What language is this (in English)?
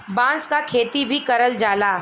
Bhojpuri